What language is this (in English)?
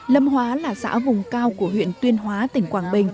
Vietnamese